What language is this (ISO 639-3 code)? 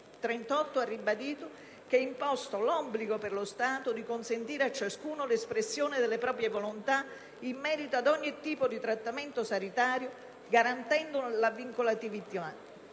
ita